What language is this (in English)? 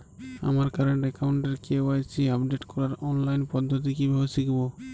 Bangla